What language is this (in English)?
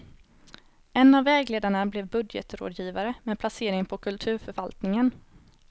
Swedish